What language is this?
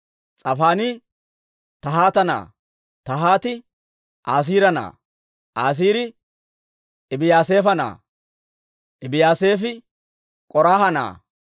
Dawro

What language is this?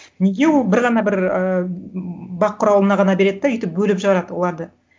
Kazakh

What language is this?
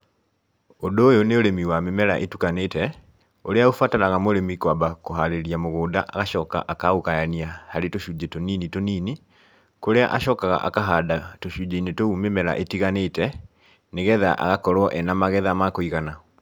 Kikuyu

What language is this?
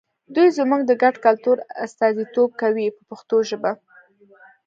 Pashto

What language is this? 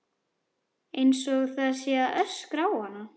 Icelandic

